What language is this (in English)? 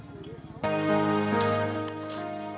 Indonesian